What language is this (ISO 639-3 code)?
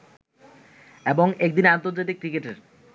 ben